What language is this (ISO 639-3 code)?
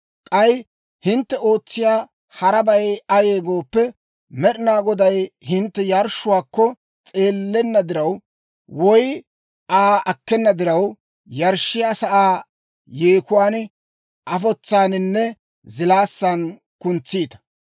dwr